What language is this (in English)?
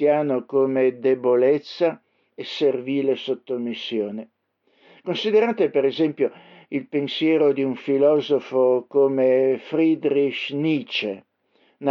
Italian